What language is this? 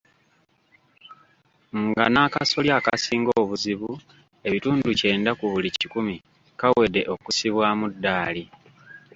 Ganda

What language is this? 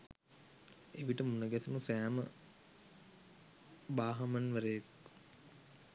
Sinhala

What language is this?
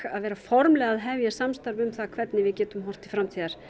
Icelandic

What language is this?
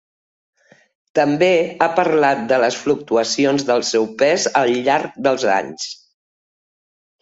Catalan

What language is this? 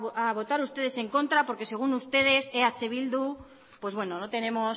Spanish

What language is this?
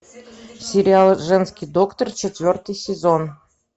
Russian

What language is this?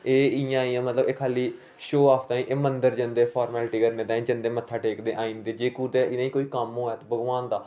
Dogri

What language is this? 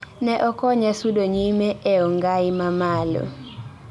Luo (Kenya and Tanzania)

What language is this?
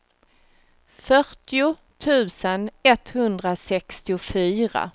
Swedish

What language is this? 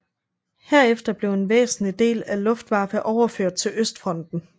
Danish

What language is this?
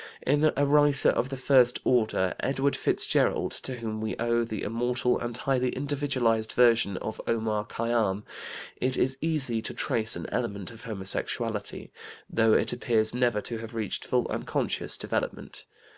English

